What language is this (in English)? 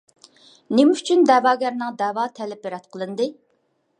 Uyghur